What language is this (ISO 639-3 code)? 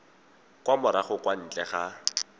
tsn